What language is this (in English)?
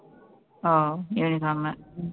Tamil